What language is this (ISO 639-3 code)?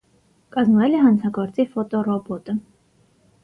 hye